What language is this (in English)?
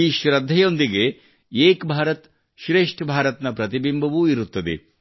Kannada